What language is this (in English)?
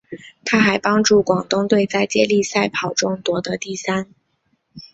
Chinese